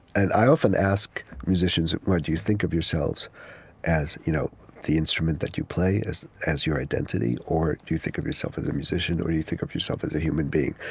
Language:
English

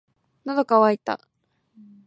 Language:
Japanese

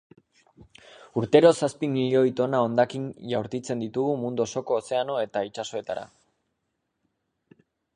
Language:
Basque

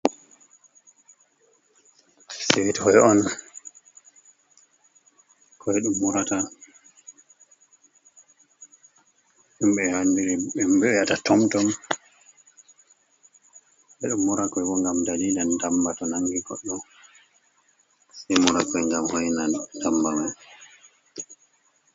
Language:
Fula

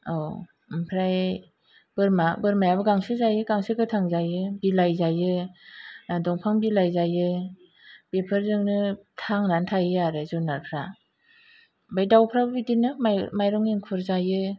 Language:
Bodo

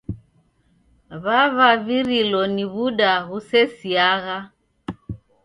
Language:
Taita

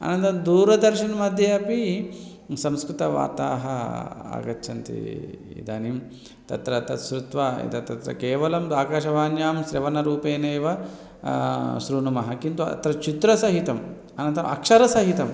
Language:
Sanskrit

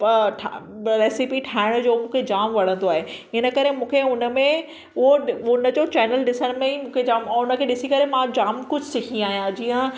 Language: Sindhi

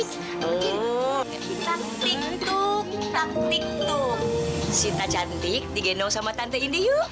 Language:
Indonesian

